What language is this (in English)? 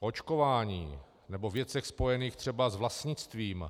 Czech